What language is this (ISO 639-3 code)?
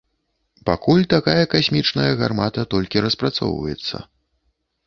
bel